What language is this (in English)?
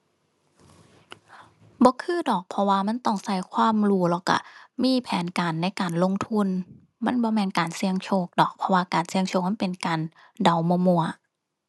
Thai